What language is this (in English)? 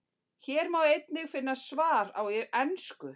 Icelandic